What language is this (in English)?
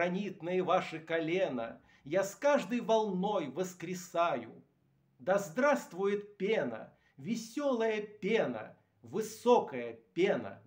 Russian